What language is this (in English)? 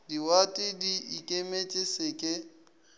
Northern Sotho